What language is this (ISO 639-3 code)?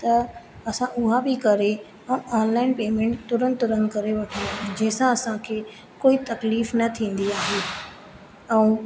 snd